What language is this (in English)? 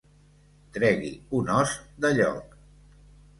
Catalan